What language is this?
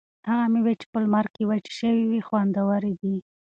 Pashto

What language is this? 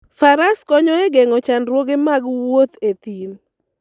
Luo (Kenya and Tanzania)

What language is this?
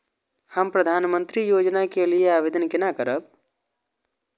Maithili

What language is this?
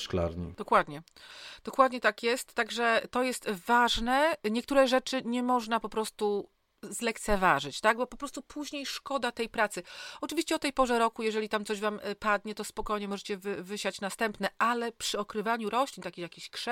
Polish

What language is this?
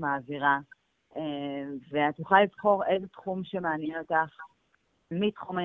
Hebrew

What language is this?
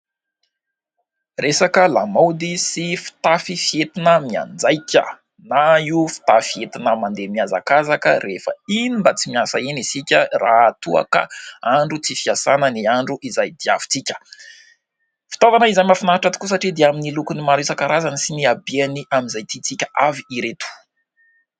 Malagasy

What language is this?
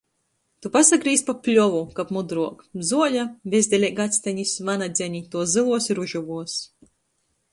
Latgalian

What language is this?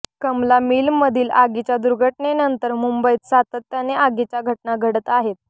Marathi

